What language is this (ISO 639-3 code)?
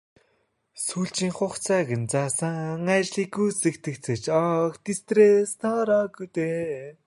mon